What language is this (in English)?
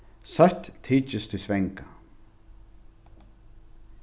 Faroese